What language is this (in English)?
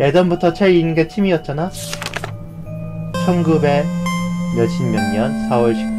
Korean